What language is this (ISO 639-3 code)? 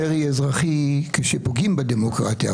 heb